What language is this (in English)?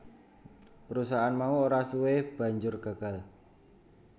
Javanese